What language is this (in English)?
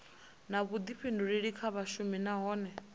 Venda